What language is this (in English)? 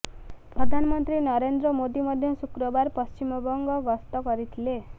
Odia